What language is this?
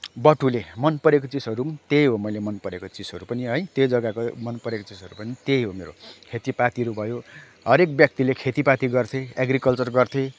Nepali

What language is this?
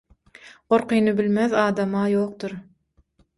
Turkmen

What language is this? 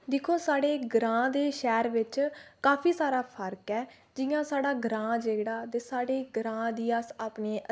Dogri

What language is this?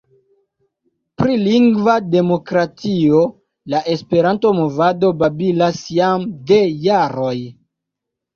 Esperanto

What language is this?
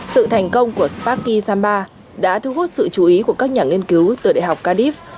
Vietnamese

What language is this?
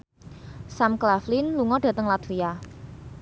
Javanese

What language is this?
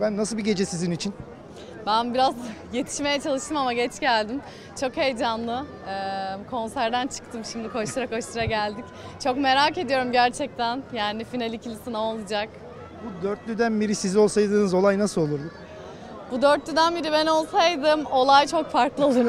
Turkish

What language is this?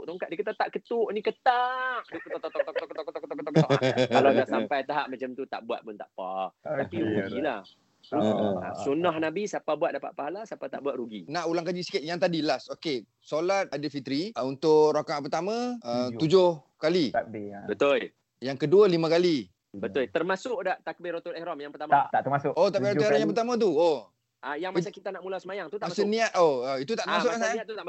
Malay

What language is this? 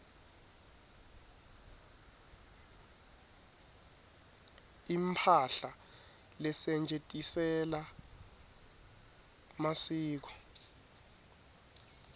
Swati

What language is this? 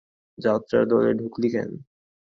Bangla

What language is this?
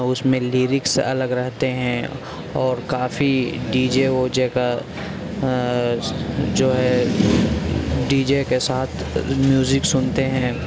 Urdu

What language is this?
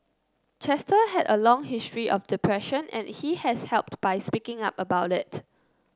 English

